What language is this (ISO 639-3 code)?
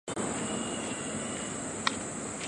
zho